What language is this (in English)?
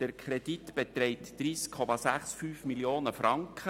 Swiss German